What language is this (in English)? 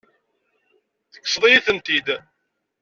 Kabyle